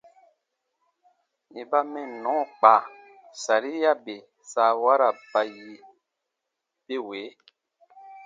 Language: Baatonum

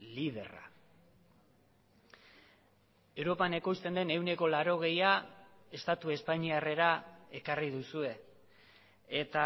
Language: Basque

